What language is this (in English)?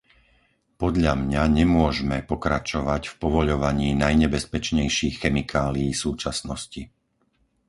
Slovak